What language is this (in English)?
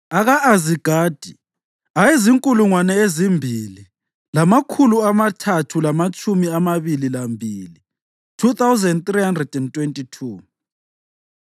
North Ndebele